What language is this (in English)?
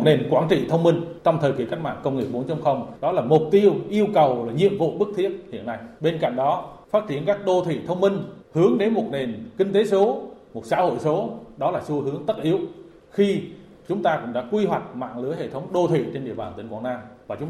Vietnamese